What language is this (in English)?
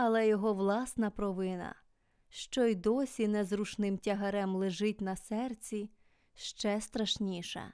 Ukrainian